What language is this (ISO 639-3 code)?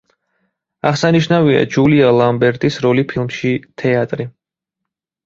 kat